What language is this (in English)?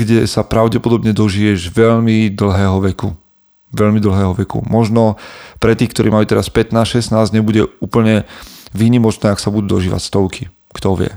Slovak